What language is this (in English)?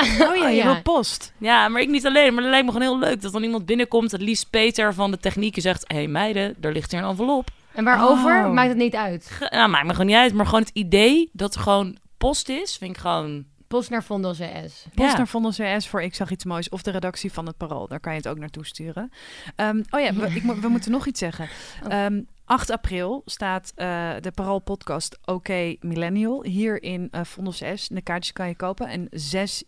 Dutch